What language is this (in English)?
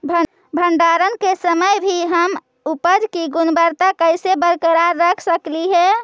Magahi